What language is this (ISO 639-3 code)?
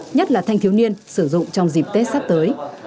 vie